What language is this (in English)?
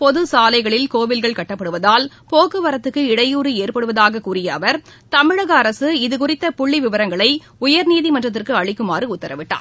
Tamil